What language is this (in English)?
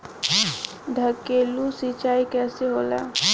Bhojpuri